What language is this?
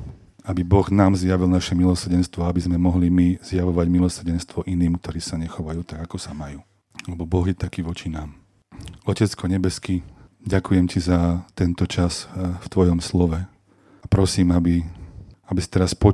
Slovak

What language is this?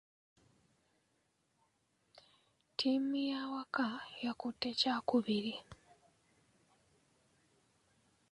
Ganda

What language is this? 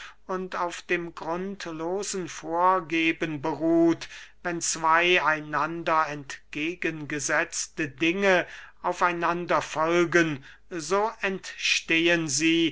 German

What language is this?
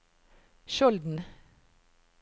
Norwegian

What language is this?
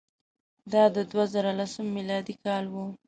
Pashto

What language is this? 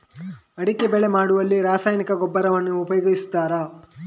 Kannada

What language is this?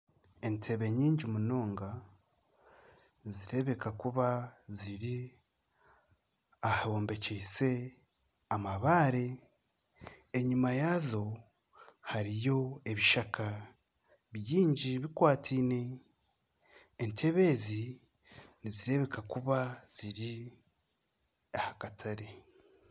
Nyankole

